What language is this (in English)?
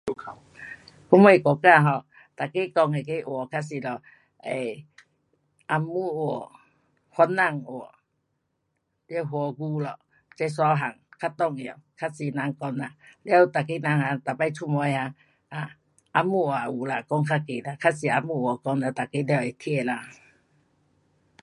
Pu-Xian Chinese